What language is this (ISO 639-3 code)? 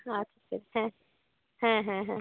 ben